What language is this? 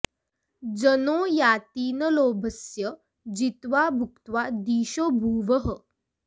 Sanskrit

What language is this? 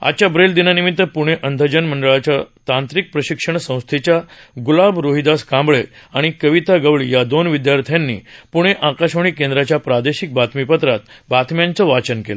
Marathi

